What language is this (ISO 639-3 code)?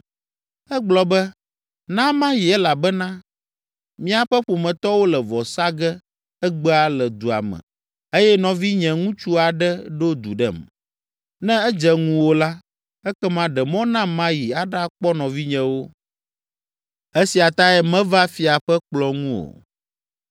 ewe